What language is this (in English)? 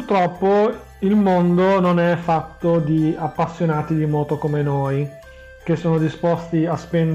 Italian